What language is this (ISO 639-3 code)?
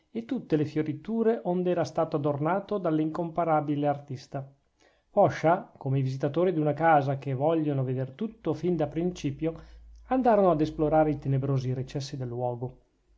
ita